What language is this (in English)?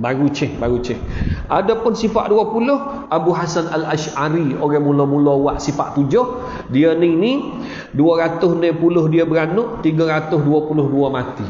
Malay